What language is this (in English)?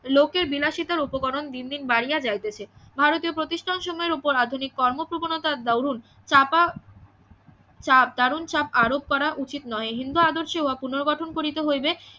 Bangla